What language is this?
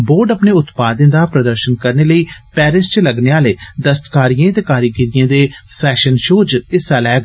Dogri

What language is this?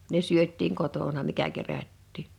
Finnish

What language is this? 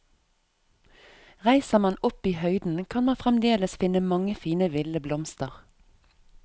Norwegian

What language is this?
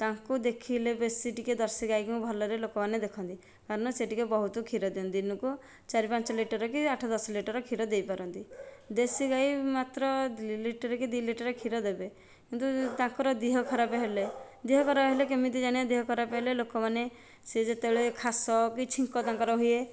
Odia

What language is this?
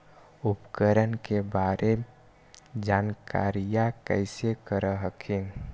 Magahi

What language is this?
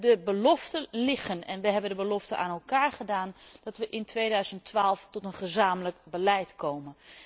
Dutch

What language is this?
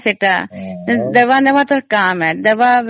Odia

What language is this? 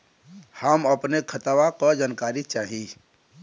Bhojpuri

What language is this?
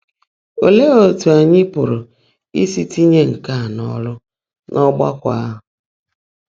Igbo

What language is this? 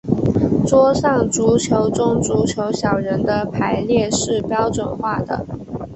Chinese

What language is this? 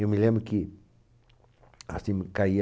Portuguese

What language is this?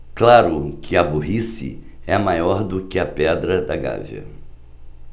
Portuguese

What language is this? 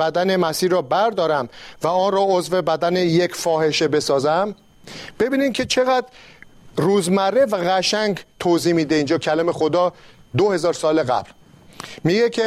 Persian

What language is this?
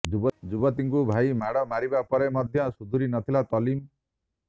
Odia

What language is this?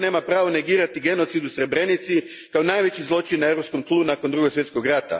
Croatian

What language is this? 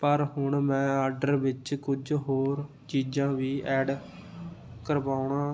Punjabi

